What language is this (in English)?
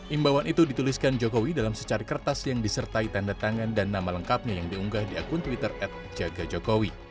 Indonesian